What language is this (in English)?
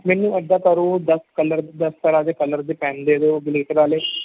Punjabi